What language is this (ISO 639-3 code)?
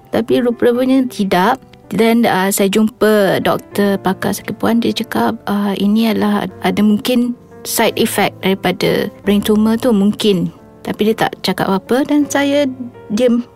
msa